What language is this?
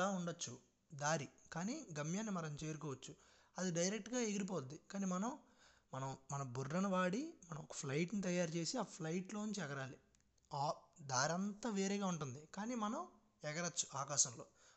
Telugu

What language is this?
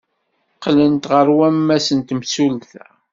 Kabyle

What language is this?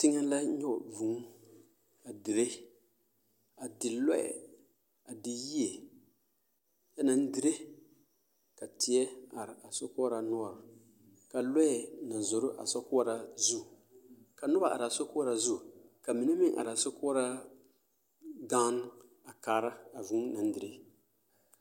Southern Dagaare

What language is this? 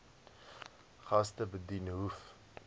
Afrikaans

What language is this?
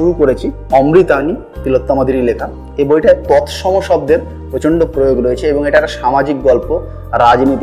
Bangla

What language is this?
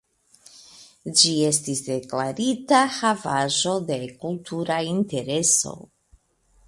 Esperanto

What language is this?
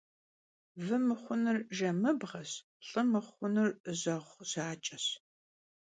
Kabardian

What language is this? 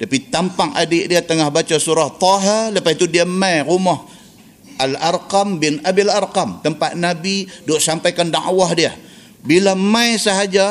Malay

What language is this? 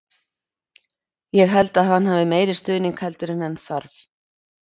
Icelandic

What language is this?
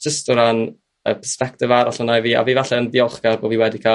Welsh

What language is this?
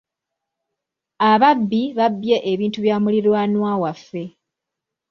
Ganda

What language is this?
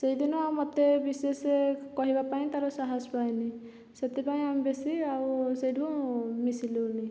Odia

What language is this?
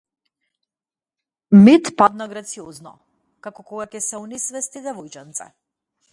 Macedonian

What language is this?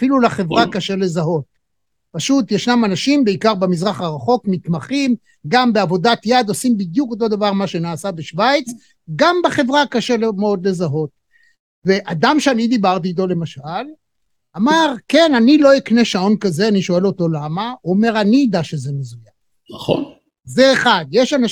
Hebrew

